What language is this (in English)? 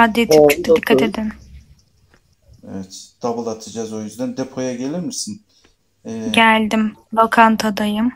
Turkish